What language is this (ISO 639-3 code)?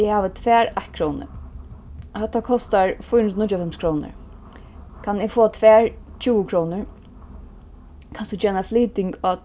fao